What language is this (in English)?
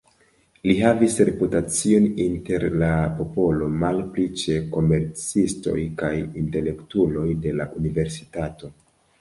Esperanto